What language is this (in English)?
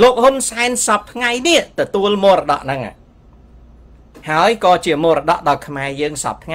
Thai